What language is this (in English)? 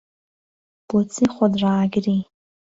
Central Kurdish